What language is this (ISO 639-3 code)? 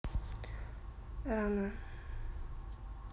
rus